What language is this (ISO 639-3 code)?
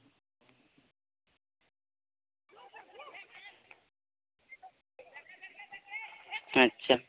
sat